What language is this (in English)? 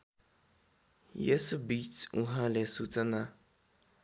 Nepali